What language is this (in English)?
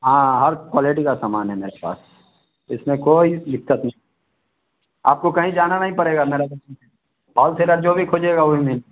Hindi